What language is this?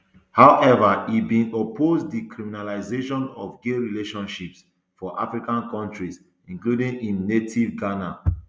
Nigerian Pidgin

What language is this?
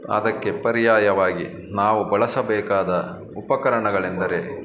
Kannada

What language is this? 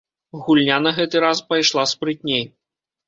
Belarusian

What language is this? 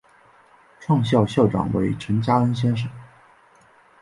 Chinese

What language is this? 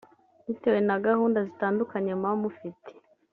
Kinyarwanda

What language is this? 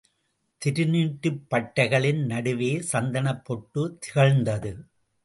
Tamil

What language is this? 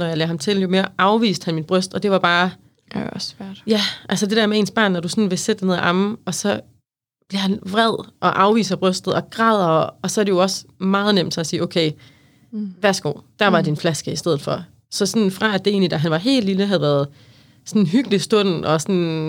Danish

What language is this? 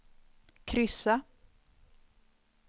Swedish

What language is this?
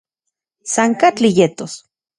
Central Puebla Nahuatl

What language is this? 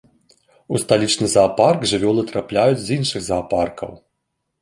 Belarusian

